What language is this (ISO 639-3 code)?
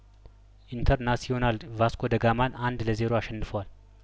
amh